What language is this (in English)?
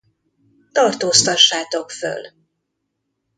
Hungarian